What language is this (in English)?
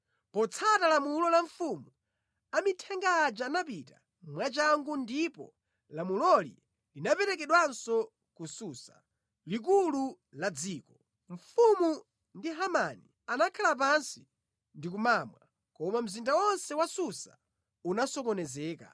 Nyanja